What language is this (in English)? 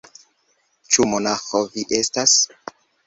Esperanto